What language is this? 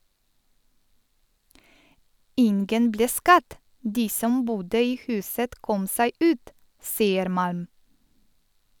Norwegian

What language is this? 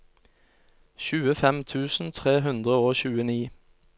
Norwegian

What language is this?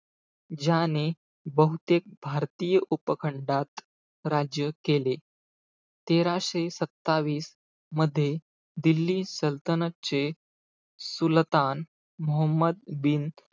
Marathi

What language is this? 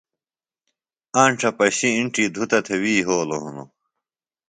Phalura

